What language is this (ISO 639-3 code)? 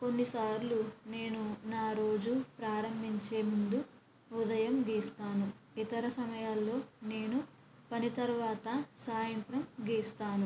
tel